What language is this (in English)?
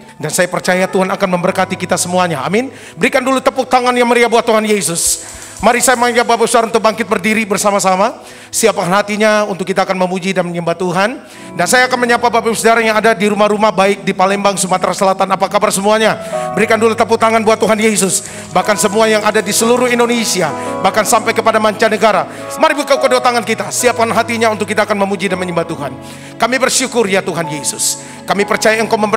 Indonesian